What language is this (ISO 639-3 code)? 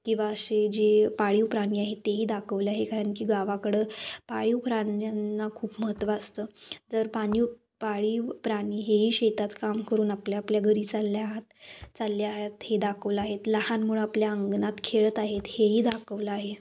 mar